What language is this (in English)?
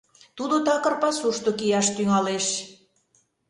Mari